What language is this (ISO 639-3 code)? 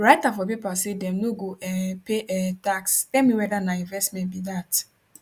pcm